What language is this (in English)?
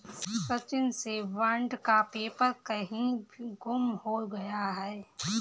Hindi